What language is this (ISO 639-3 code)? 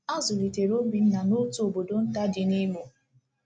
ibo